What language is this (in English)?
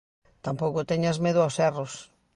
Galician